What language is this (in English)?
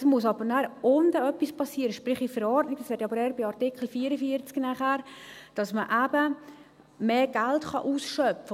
Swiss German